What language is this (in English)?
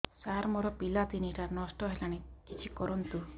Odia